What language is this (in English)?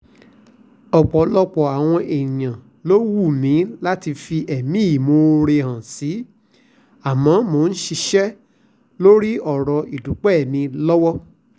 Yoruba